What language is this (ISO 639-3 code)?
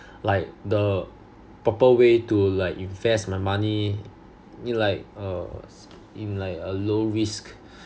eng